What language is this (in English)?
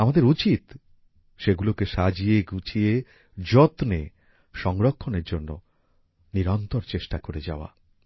Bangla